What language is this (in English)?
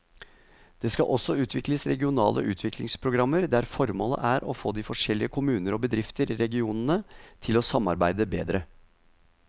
Norwegian